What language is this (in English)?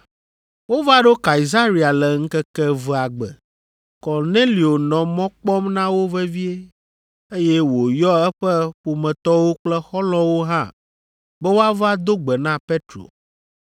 Ewe